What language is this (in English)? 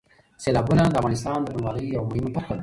Pashto